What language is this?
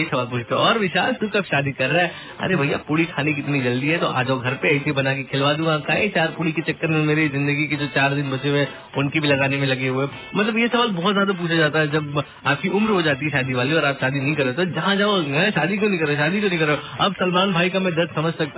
Hindi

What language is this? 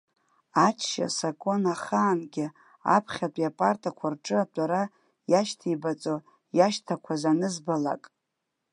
Abkhazian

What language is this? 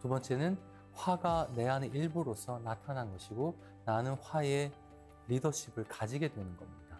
Korean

